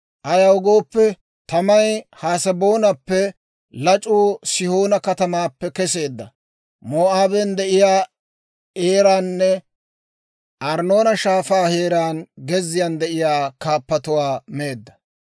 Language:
Dawro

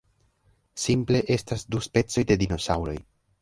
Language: Esperanto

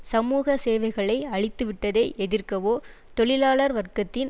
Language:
Tamil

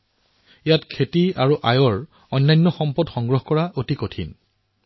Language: Assamese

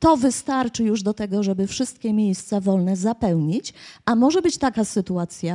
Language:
Polish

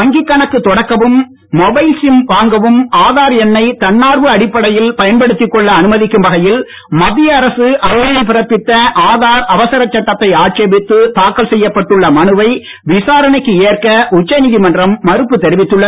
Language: Tamil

